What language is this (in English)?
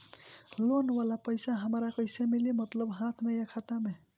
Bhojpuri